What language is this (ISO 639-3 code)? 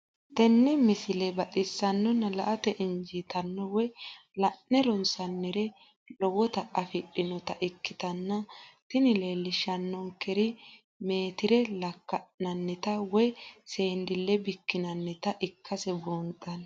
sid